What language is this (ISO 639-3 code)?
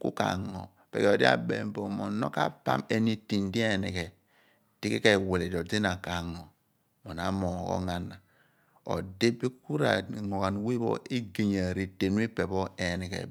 abn